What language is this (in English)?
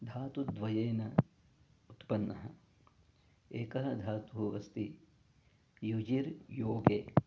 Sanskrit